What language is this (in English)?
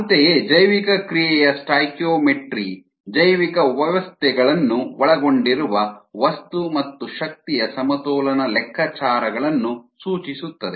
Kannada